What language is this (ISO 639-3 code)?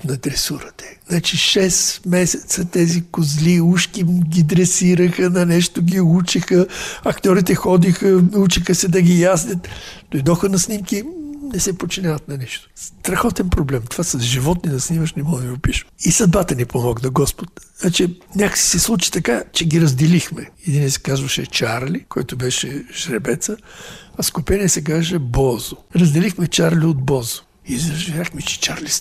bul